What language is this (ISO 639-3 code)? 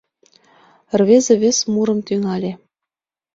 chm